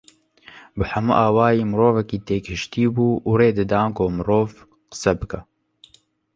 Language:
Kurdish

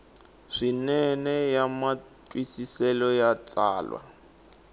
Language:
Tsonga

